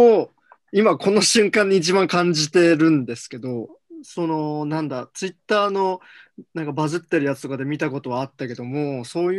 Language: Japanese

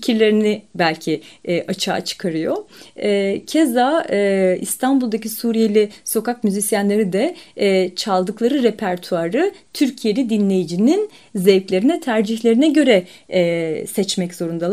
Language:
Turkish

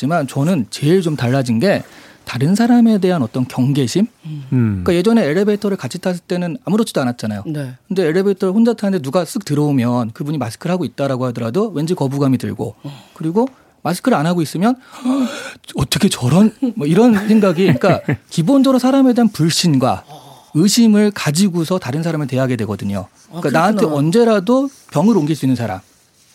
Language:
Korean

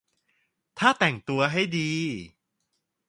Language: Thai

